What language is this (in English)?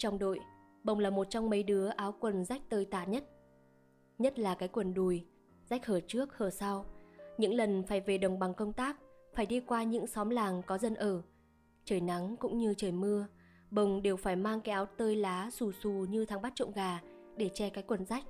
Vietnamese